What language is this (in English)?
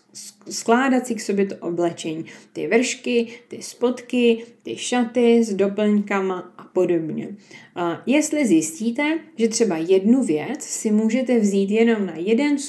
Czech